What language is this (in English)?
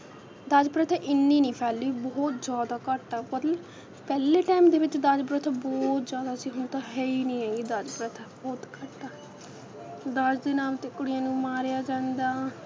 Punjabi